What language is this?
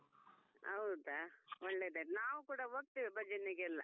Kannada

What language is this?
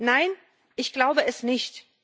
German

